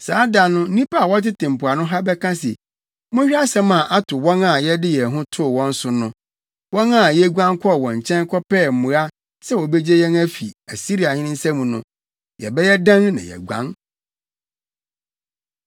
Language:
Akan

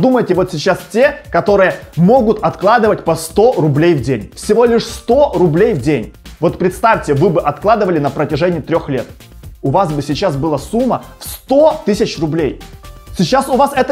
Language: Russian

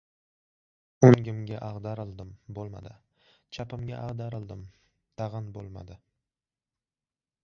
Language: Uzbek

